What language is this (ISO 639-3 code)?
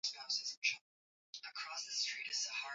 swa